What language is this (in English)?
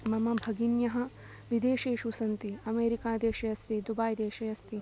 Sanskrit